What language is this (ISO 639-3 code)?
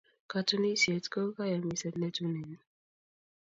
kln